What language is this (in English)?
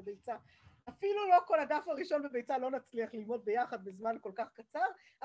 Hebrew